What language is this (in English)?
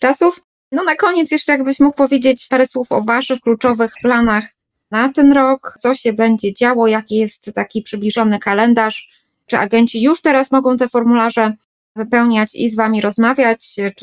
Polish